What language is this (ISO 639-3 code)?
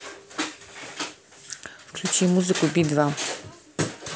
rus